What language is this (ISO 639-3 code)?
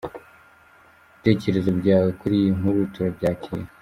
kin